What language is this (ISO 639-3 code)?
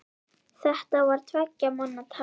isl